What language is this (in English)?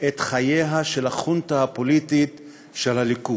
Hebrew